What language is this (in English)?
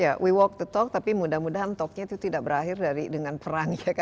Indonesian